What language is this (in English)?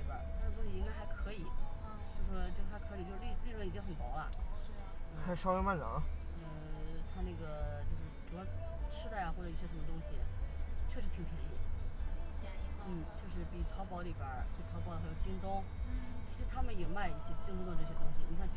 Chinese